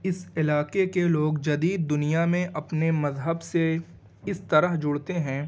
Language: Urdu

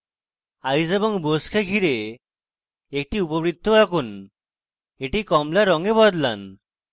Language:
Bangla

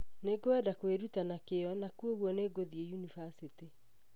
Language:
Kikuyu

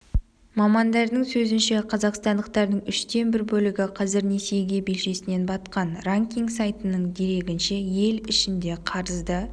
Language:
Kazakh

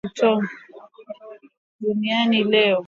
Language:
Swahili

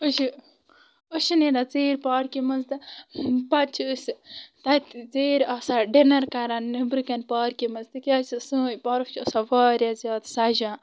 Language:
Kashmiri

